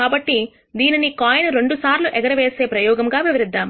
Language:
Telugu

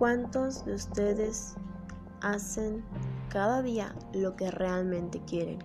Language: Spanish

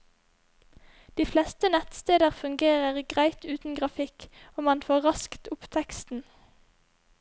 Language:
Norwegian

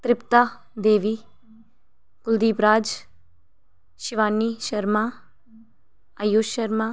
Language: Dogri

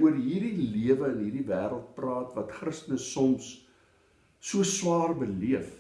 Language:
Dutch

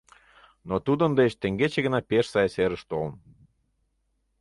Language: Mari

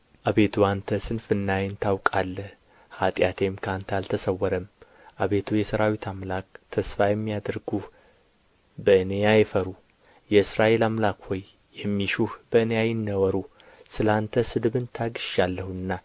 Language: Amharic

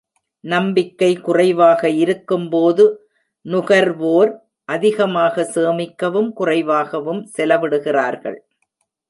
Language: Tamil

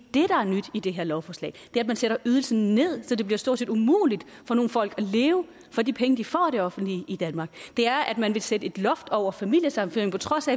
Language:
Danish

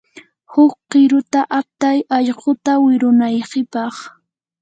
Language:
Yanahuanca Pasco Quechua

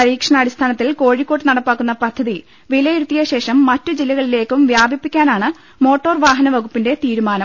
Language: Malayalam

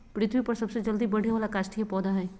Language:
Magahi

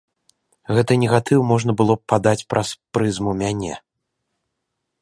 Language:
Belarusian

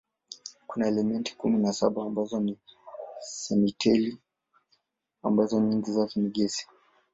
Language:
Swahili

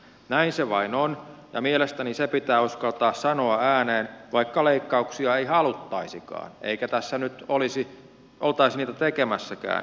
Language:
Finnish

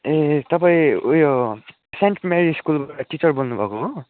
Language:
Nepali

